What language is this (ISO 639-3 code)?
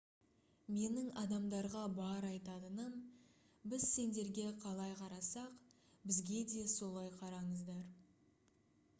kaz